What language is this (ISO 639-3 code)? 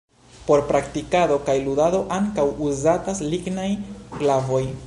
epo